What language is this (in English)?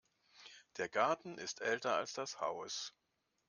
German